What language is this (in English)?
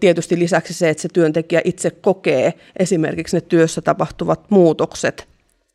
Finnish